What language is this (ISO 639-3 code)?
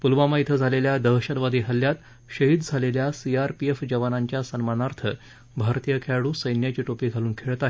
mar